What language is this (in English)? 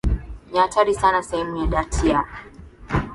Swahili